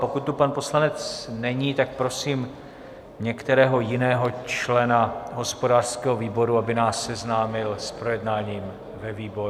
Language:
Czech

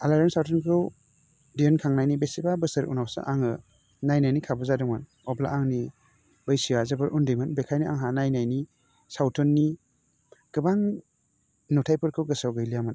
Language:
Bodo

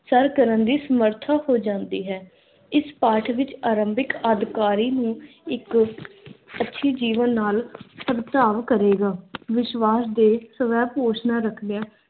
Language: Punjabi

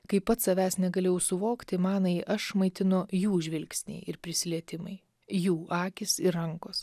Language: Lithuanian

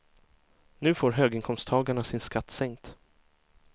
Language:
Swedish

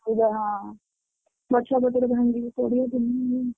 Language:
Odia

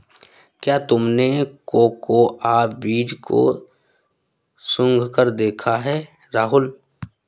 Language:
Hindi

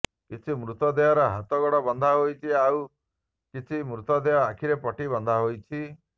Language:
Odia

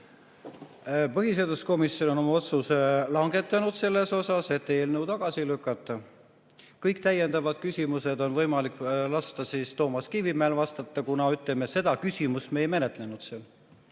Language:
Estonian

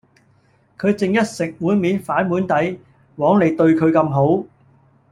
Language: Cantonese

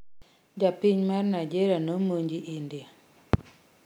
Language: Luo (Kenya and Tanzania)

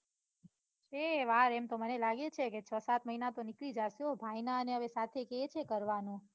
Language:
Gujarati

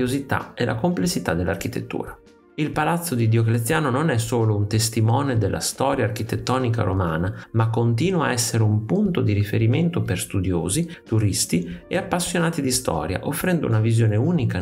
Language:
Italian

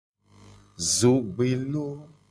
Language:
Gen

